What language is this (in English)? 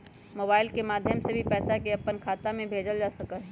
Magahi